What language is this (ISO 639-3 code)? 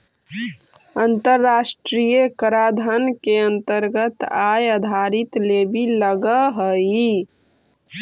mag